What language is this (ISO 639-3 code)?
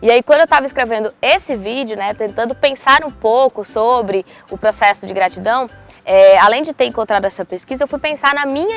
por